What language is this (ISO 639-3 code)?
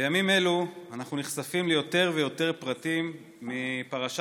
heb